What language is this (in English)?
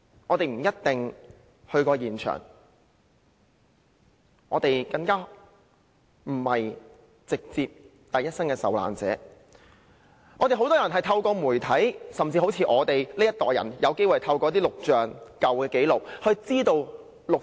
Cantonese